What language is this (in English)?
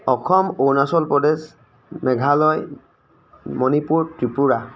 Assamese